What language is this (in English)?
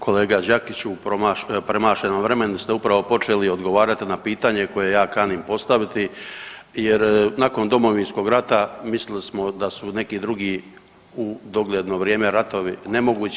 Croatian